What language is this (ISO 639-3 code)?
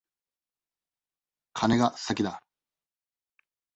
jpn